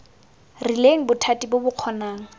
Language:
Tswana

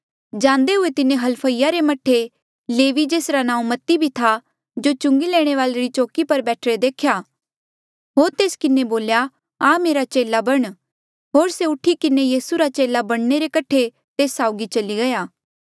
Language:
Mandeali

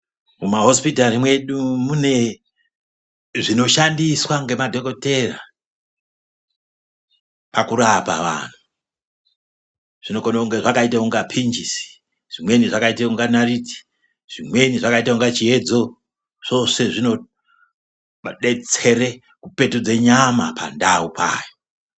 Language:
Ndau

